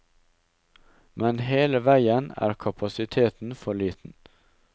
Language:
Norwegian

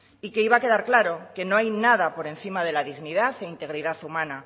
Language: Spanish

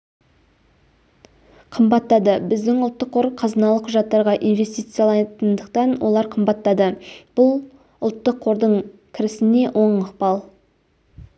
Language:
Kazakh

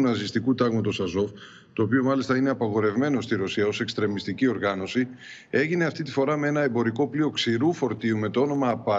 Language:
Greek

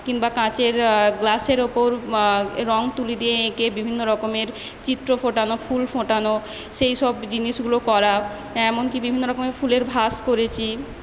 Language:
Bangla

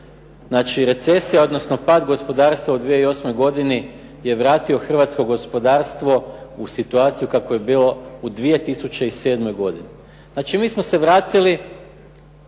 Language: Croatian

